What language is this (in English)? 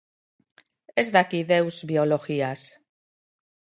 Basque